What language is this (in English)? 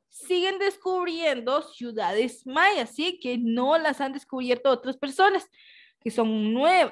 Spanish